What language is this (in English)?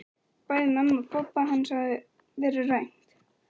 Icelandic